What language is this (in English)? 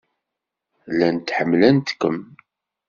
Kabyle